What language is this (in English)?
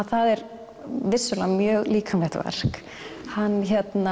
Icelandic